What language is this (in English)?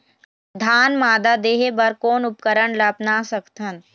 Chhattisgarhi